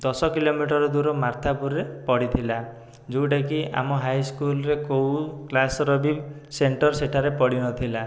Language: Odia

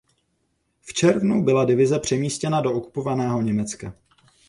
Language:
Czech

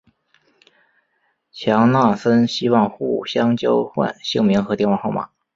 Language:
Chinese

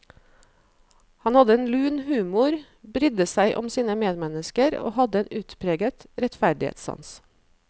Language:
Norwegian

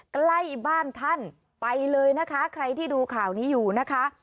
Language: Thai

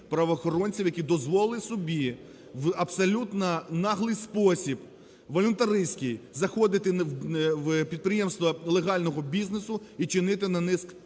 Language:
Ukrainian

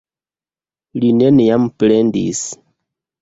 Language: Esperanto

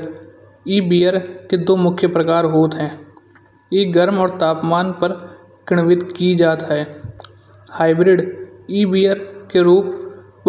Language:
Kanauji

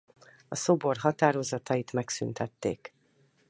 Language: Hungarian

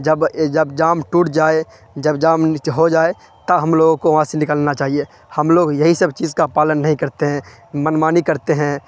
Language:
Urdu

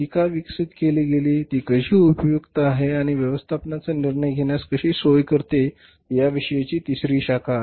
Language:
Marathi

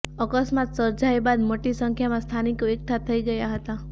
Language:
Gujarati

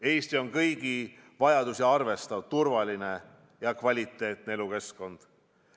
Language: Estonian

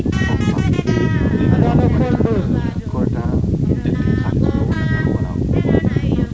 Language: Serer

